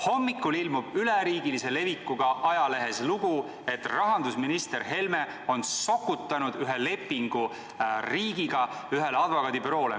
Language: Estonian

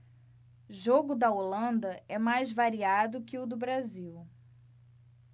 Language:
Portuguese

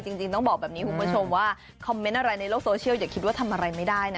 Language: Thai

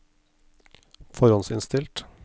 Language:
Norwegian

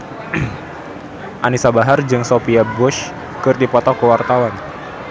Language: Sundanese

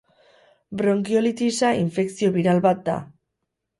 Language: Basque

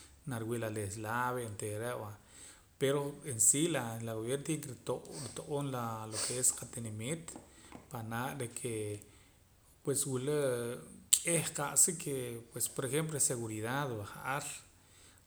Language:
Poqomam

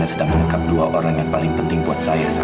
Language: Indonesian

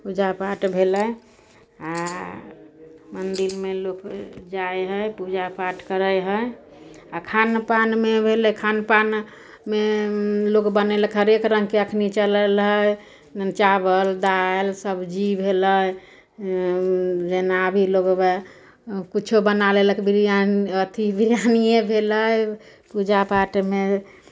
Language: Maithili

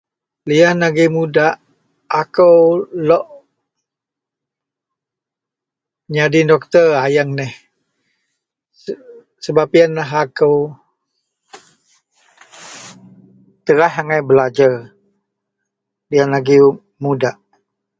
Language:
Central Melanau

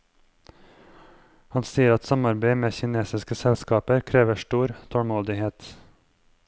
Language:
Norwegian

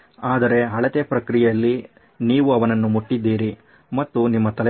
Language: Kannada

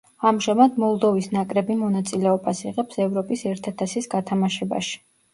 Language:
Georgian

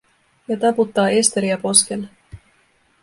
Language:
Finnish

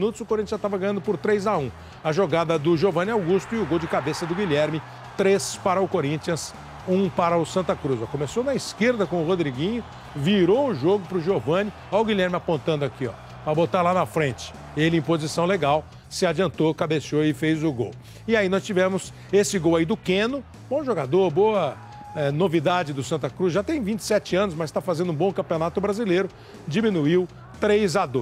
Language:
Portuguese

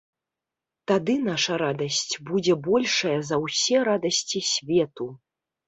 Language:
Belarusian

